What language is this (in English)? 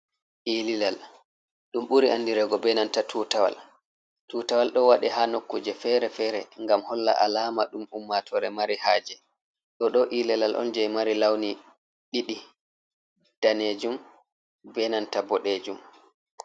Fula